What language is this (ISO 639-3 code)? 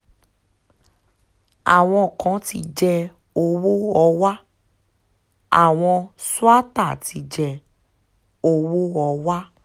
yor